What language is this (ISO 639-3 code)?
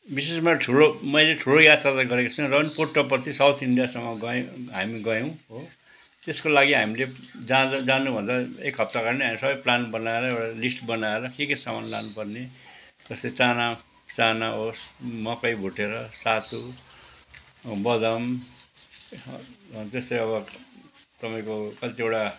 nep